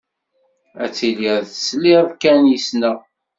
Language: Kabyle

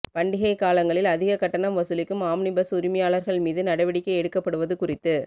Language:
Tamil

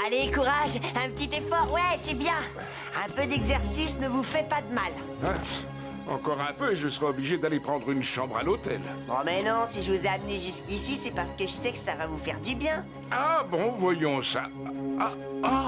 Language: French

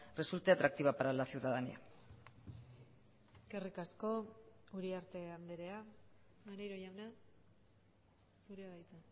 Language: Basque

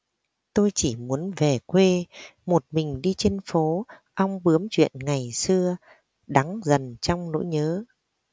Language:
Vietnamese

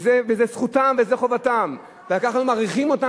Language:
Hebrew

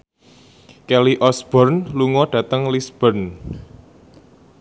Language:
Javanese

